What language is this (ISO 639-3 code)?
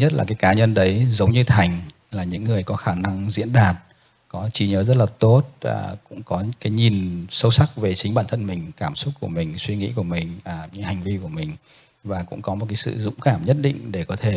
vie